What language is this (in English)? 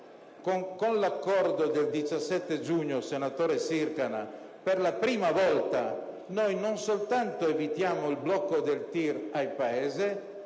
Italian